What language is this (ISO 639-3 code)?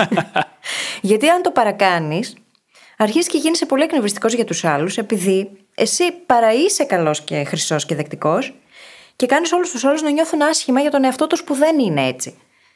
ell